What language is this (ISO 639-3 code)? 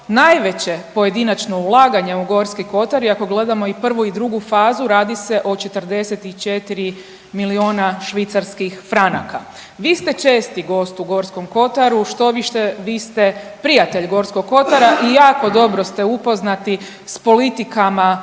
hrv